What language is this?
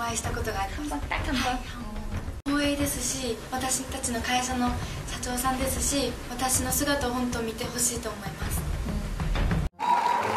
Japanese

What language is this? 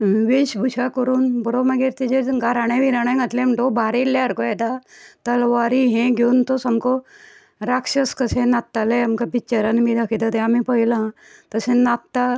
Konkani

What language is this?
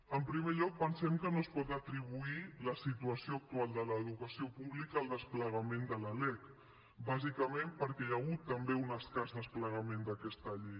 Catalan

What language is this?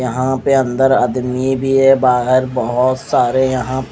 Hindi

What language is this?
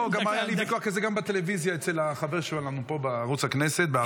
Hebrew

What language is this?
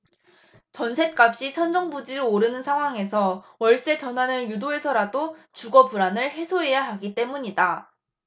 Korean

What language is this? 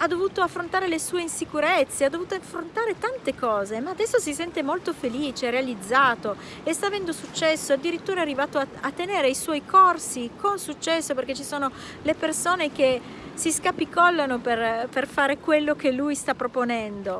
Italian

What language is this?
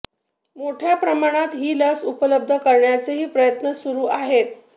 Marathi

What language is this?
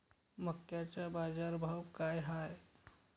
Marathi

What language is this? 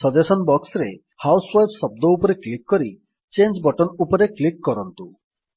Odia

